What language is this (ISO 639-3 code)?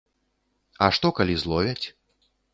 bel